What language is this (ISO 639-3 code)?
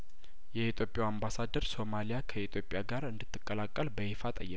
amh